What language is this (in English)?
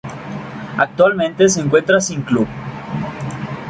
Spanish